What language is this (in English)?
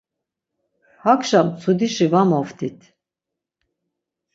Laz